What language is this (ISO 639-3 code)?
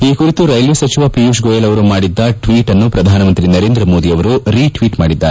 kan